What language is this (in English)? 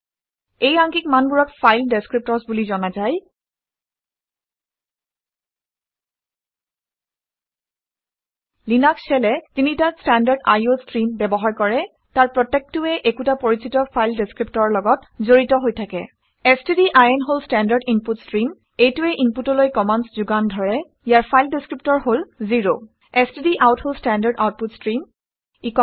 Assamese